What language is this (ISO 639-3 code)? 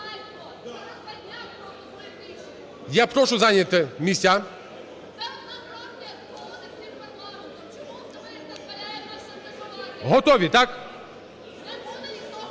ukr